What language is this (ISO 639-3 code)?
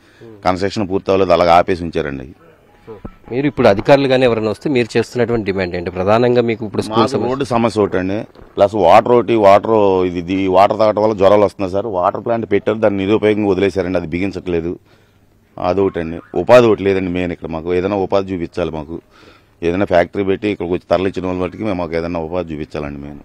tel